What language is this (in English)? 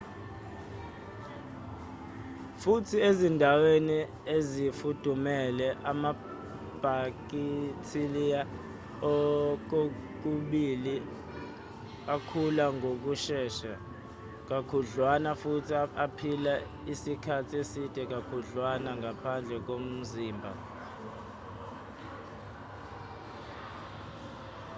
Zulu